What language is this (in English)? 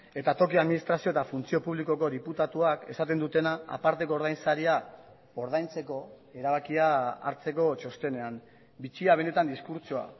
Basque